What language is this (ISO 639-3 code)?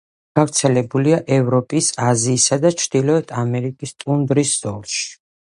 kat